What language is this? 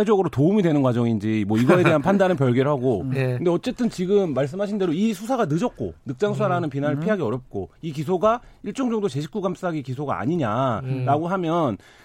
Korean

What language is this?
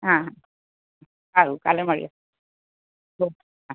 Gujarati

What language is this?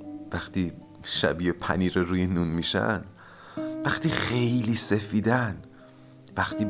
Persian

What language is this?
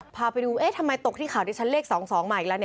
Thai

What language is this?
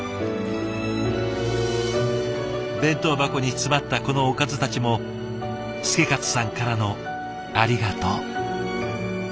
Japanese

